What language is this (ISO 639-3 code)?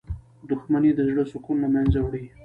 pus